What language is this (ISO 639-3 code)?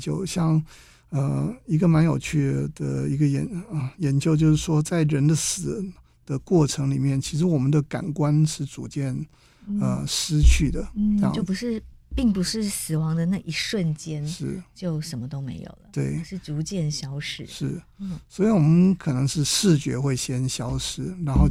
zho